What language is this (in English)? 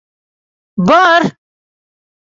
Bashkir